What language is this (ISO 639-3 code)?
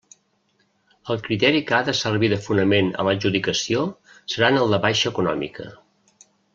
cat